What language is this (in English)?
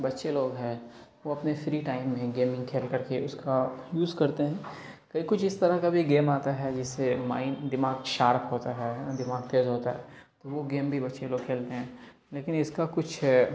Urdu